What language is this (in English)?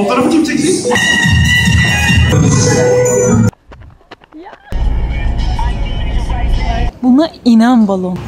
Turkish